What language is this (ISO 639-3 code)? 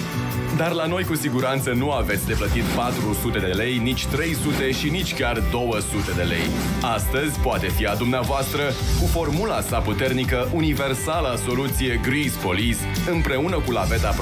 ron